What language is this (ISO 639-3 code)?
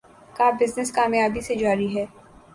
urd